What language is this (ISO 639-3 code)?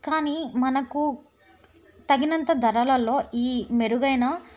tel